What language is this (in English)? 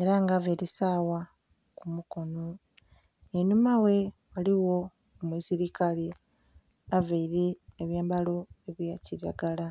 Soga